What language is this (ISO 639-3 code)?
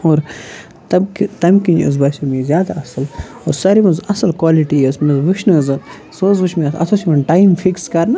kas